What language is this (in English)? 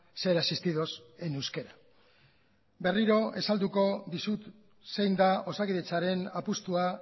Basque